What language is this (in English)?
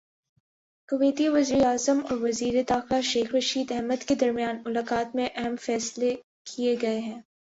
Urdu